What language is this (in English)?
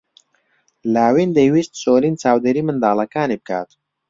Central Kurdish